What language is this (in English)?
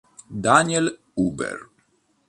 Italian